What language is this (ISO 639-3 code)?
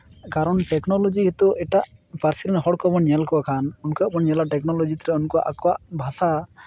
sat